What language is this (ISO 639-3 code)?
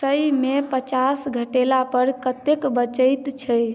mai